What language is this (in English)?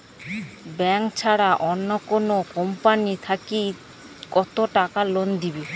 Bangla